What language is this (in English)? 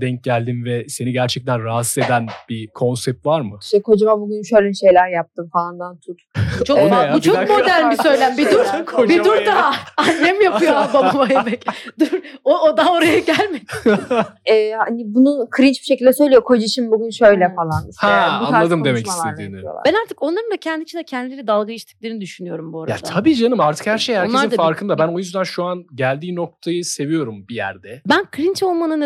Turkish